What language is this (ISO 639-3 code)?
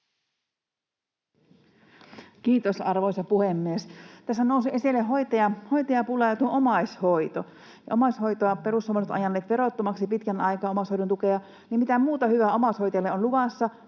fin